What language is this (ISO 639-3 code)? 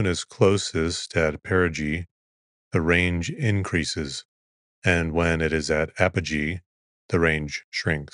eng